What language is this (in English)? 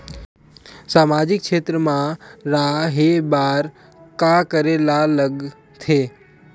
Chhattisgarhi